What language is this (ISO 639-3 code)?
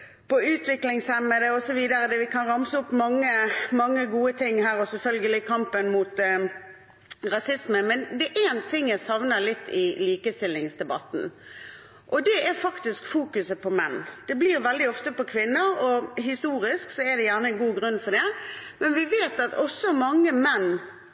nno